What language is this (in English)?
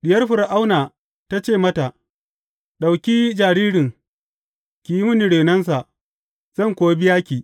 Hausa